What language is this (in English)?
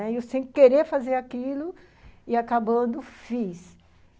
Portuguese